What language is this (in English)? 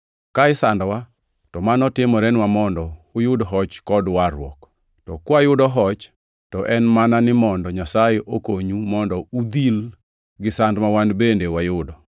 Luo (Kenya and Tanzania)